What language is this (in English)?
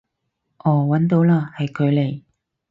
Cantonese